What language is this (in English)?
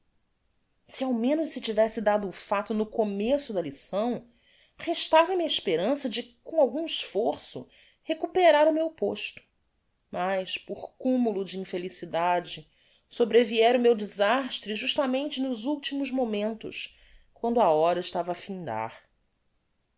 Portuguese